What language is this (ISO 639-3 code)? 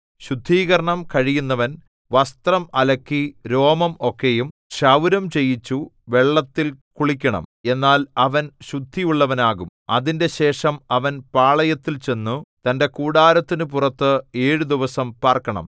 mal